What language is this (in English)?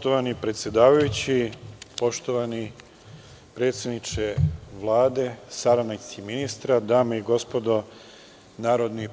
Serbian